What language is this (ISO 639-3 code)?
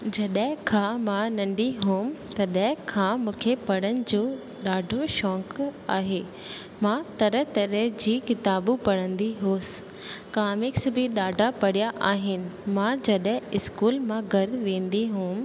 snd